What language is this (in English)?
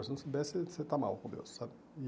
Portuguese